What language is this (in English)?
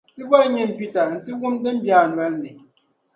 Dagbani